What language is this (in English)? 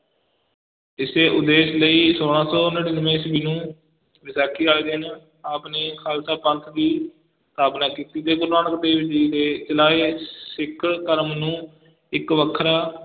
Punjabi